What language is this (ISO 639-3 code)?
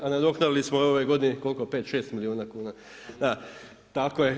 hrv